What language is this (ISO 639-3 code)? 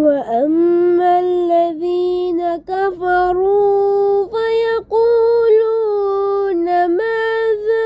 ara